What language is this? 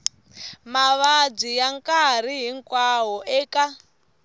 Tsonga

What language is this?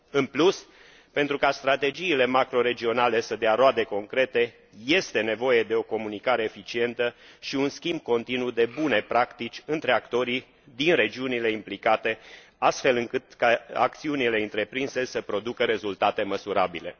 Romanian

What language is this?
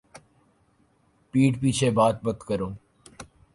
Urdu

